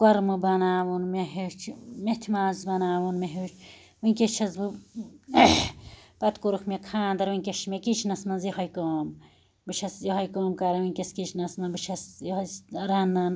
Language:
Kashmiri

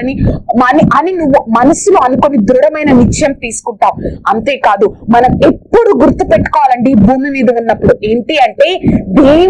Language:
Indonesian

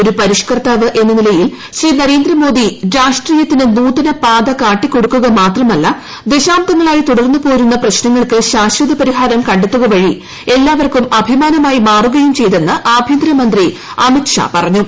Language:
Malayalam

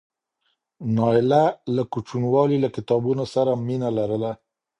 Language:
Pashto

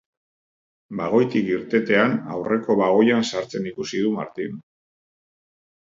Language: Basque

